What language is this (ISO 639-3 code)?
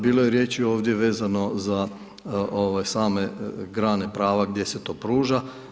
hrv